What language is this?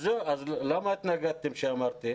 Hebrew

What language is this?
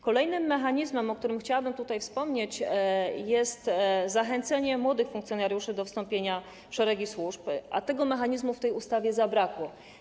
Polish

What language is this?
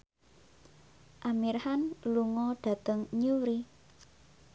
Javanese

